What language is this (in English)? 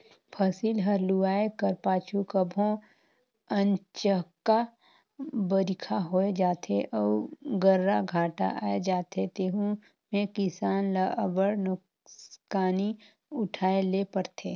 Chhattisgarhi